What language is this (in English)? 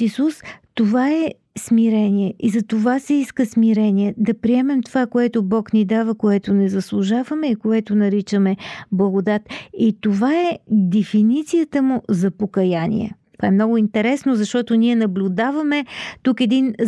Bulgarian